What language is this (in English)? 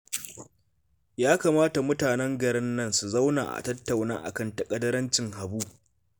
Hausa